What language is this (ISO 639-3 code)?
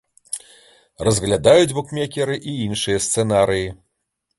bel